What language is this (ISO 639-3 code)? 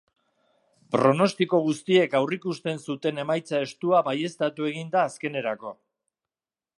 eus